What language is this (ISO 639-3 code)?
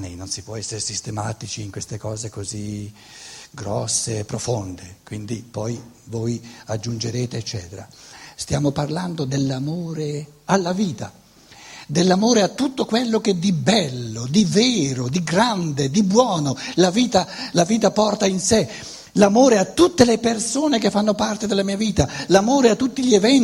ita